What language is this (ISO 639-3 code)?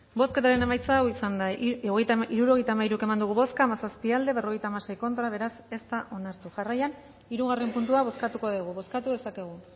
eus